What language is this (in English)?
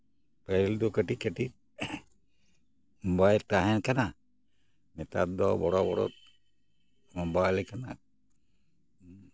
Santali